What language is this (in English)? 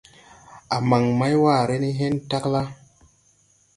Tupuri